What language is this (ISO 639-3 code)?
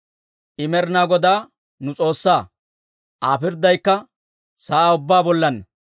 dwr